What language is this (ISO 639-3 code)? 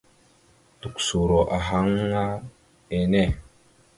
mxu